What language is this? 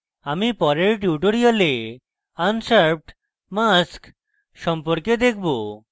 Bangla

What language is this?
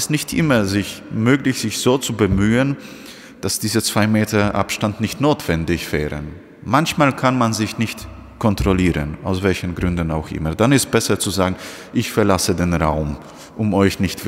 German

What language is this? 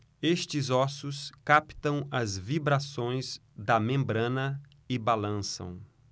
Portuguese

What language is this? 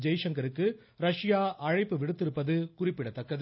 Tamil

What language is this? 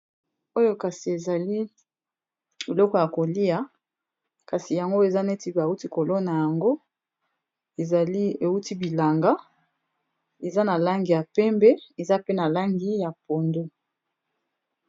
Lingala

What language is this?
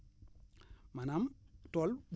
Wolof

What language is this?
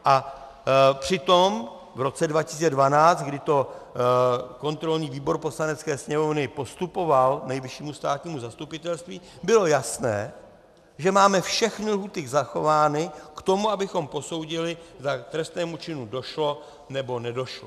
Czech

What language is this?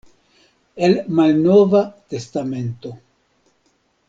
Esperanto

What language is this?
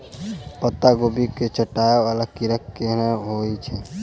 Maithili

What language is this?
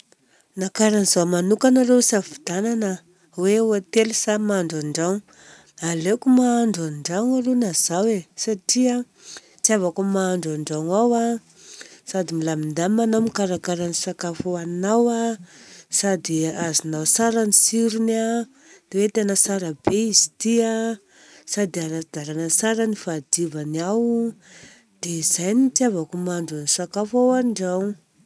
Southern Betsimisaraka Malagasy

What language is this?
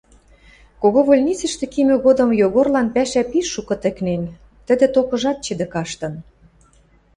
Western Mari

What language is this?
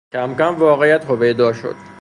Persian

